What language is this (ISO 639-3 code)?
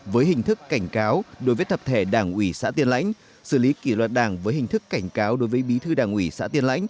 vie